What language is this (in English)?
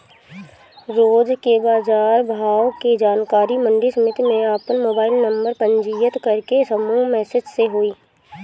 Bhojpuri